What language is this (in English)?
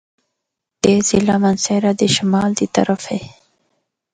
Northern Hindko